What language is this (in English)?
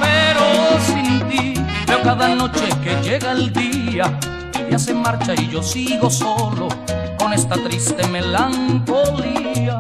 Spanish